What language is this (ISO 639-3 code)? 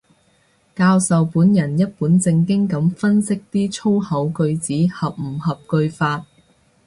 yue